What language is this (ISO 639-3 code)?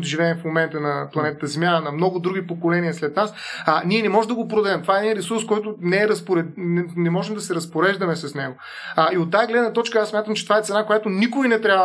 bul